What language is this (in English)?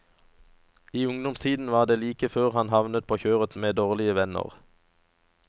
Norwegian